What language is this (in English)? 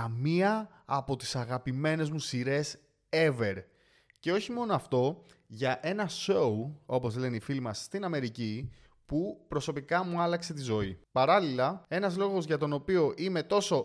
Greek